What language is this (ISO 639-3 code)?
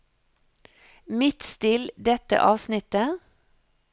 nor